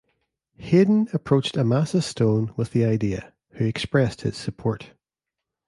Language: English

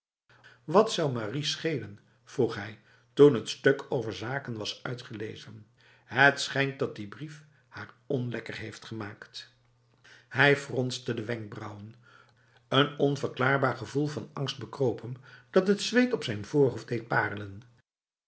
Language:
Dutch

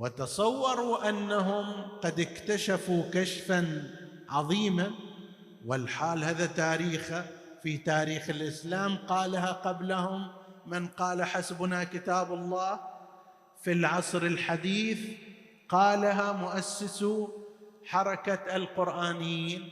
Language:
Arabic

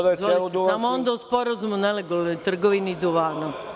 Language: Serbian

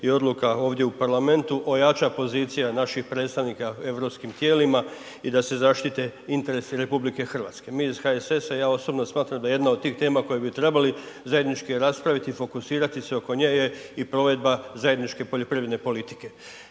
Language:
Croatian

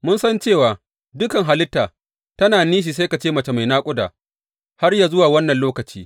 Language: Hausa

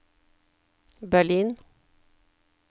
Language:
Norwegian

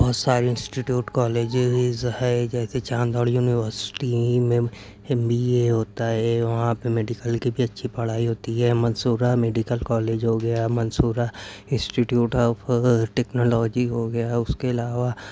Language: Urdu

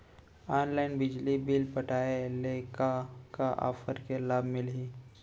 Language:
Chhattisgarhi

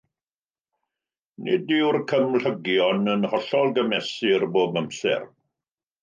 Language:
Welsh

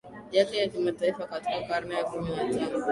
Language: Swahili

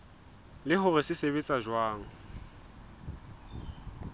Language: Southern Sotho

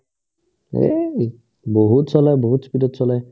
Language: Assamese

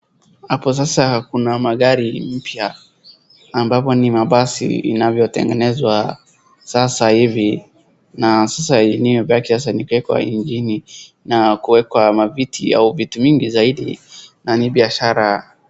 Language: Swahili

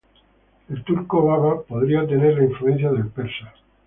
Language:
Spanish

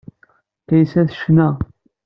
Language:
Kabyle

